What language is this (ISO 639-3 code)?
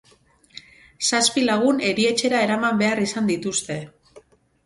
eus